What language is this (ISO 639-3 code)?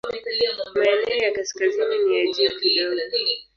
swa